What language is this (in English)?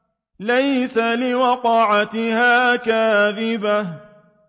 Arabic